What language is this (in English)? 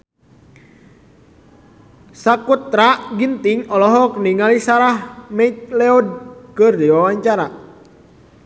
Sundanese